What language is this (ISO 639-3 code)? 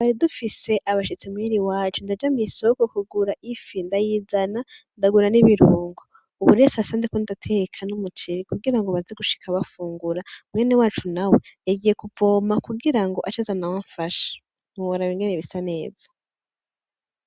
run